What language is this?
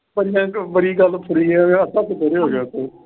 Punjabi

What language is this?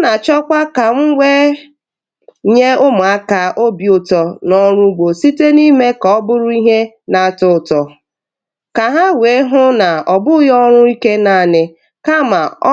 Igbo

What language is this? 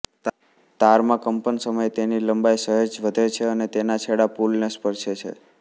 Gujarati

